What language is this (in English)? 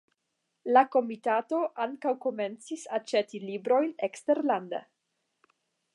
Esperanto